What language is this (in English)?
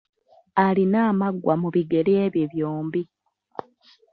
Ganda